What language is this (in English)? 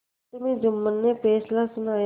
Hindi